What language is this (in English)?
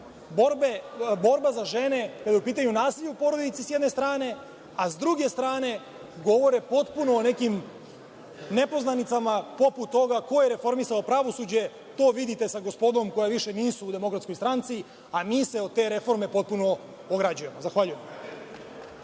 Serbian